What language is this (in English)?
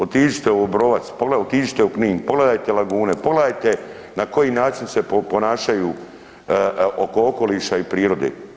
Croatian